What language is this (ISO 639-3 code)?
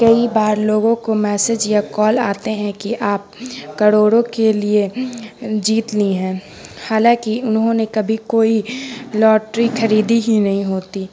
urd